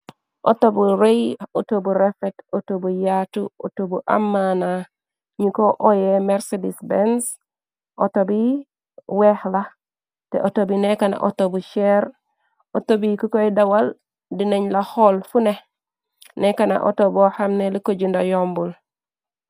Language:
Wolof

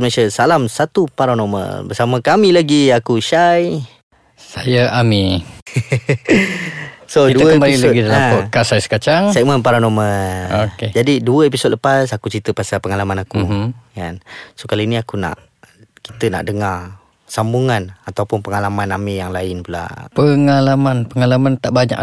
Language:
Malay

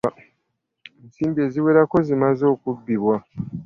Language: Ganda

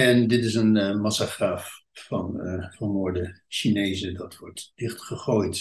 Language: Dutch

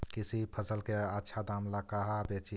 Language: Magahi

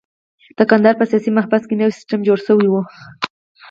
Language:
Pashto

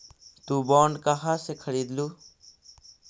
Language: Magahi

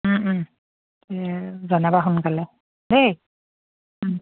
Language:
Assamese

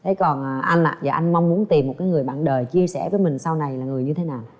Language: Vietnamese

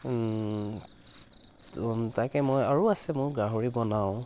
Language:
Assamese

